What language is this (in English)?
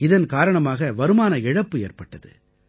Tamil